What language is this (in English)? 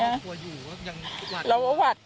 Thai